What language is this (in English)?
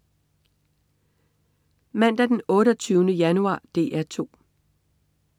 Danish